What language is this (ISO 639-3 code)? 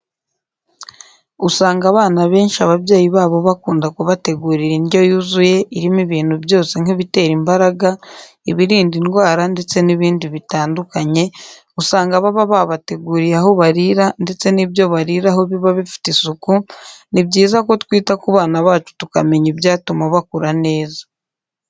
kin